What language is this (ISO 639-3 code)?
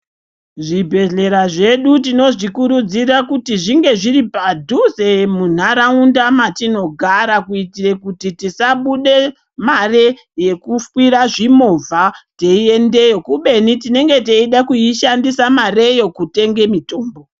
ndc